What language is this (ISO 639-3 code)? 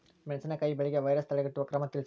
kan